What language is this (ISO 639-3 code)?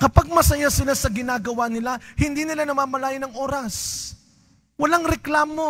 fil